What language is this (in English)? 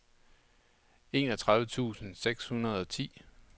Danish